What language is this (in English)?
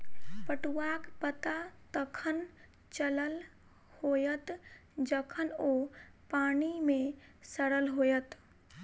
Maithili